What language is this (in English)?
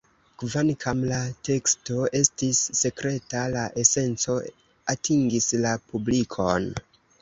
Esperanto